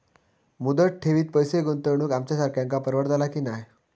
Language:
Marathi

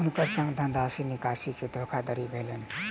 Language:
Maithili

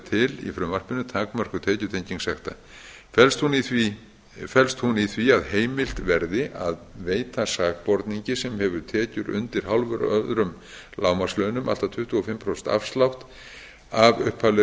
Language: Icelandic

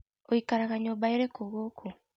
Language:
Kikuyu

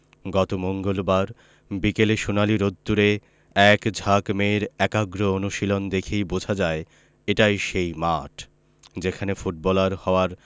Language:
Bangla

